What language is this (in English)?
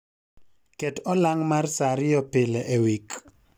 Luo (Kenya and Tanzania)